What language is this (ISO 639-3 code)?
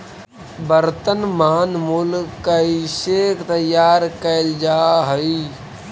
mag